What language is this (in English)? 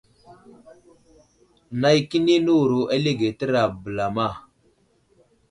Wuzlam